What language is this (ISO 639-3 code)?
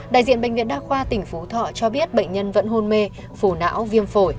vie